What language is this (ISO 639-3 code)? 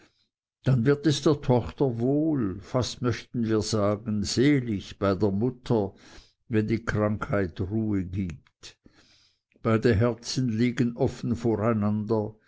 deu